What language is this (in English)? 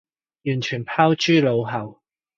Cantonese